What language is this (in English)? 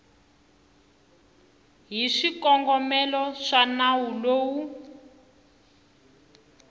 Tsonga